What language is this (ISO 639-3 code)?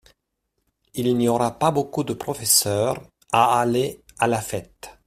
fra